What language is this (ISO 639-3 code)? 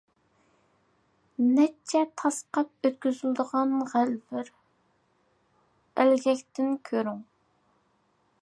uig